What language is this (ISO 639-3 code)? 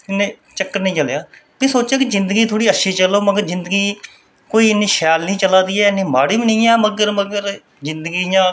doi